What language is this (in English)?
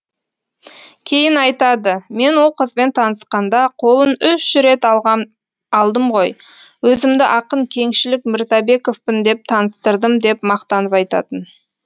Kazakh